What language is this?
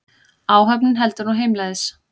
Icelandic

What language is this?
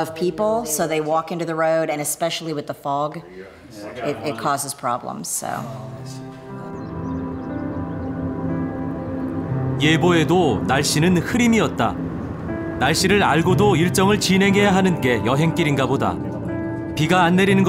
Korean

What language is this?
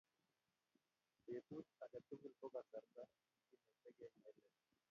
Kalenjin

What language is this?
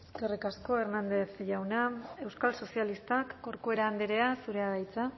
Basque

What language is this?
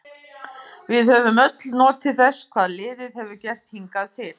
Icelandic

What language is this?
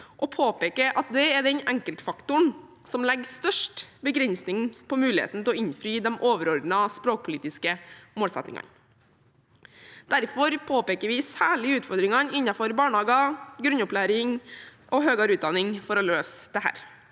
Norwegian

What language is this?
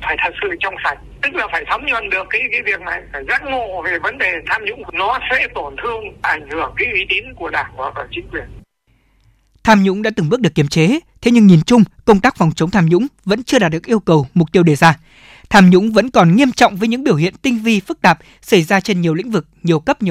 Vietnamese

